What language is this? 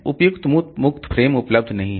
Hindi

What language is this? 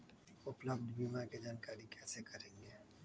Magahi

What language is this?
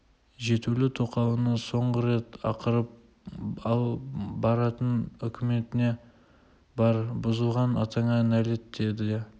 Kazakh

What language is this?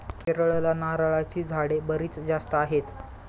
Marathi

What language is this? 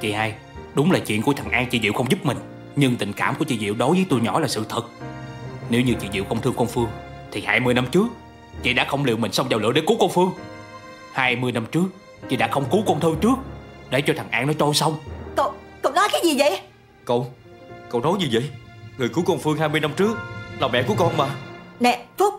Vietnamese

